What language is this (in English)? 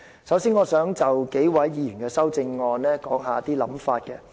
Cantonese